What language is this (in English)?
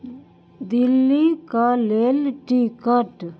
Maithili